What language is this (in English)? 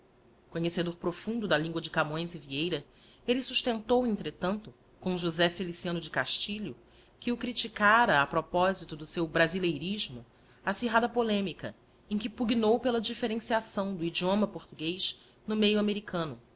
Portuguese